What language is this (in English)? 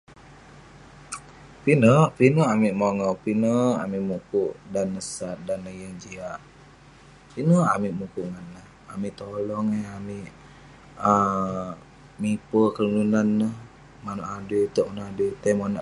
Western Penan